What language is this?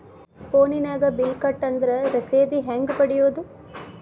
Kannada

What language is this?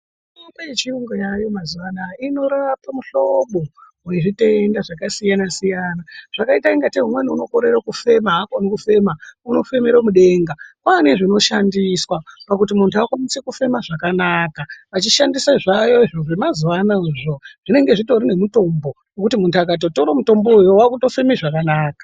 Ndau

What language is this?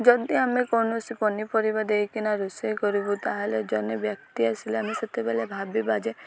Odia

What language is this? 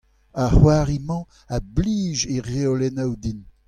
Breton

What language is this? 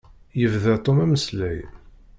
Kabyle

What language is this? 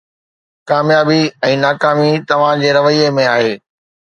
Sindhi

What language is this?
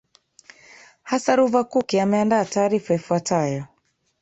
Swahili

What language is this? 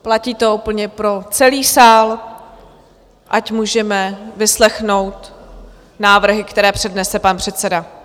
Czech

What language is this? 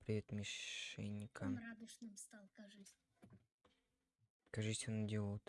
Russian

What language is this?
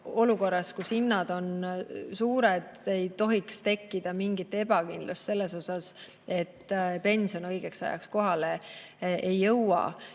Estonian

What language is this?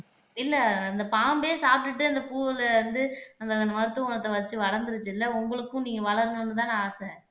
Tamil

